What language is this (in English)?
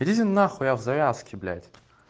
Russian